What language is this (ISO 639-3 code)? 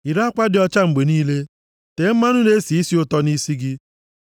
ibo